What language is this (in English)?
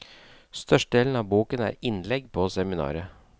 Norwegian